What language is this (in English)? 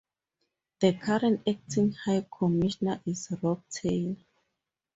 English